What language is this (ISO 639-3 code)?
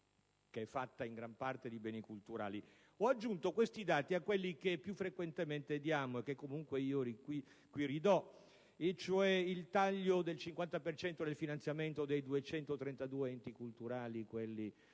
ita